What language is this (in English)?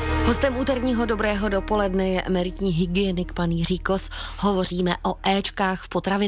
Czech